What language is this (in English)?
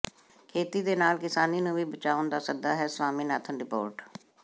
Punjabi